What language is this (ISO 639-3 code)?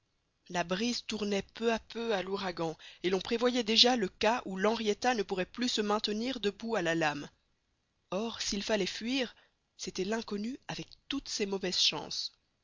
fra